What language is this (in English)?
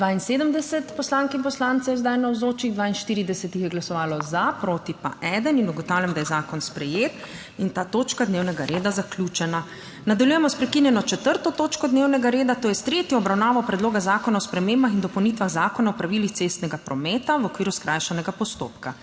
Slovenian